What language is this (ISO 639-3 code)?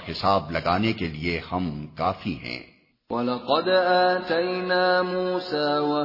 urd